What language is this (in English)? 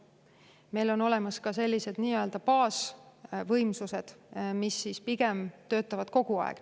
Estonian